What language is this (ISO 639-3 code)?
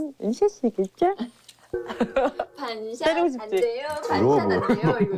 kor